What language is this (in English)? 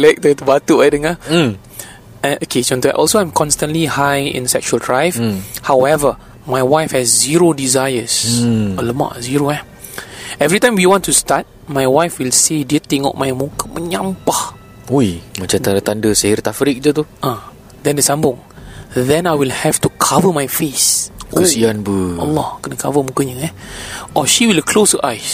Malay